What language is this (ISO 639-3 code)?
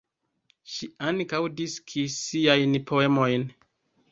epo